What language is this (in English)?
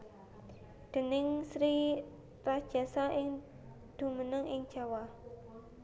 Javanese